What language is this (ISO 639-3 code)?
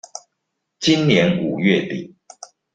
zho